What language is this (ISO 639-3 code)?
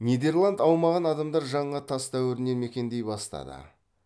kaz